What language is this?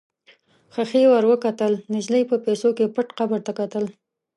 Pashto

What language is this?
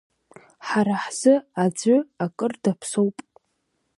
Abkhazian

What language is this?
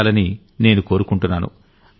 Telugu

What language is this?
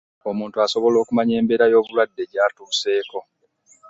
Ganda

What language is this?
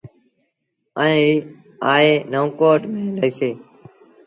Sindhi Bhil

